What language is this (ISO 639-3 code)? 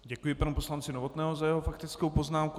ces